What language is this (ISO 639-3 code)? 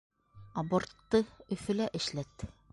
bak